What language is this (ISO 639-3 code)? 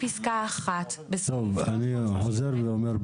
heb